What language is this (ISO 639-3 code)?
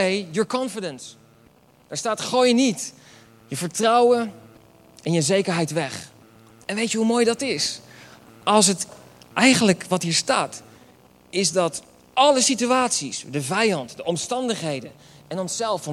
nld